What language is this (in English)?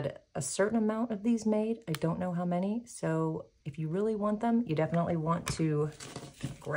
English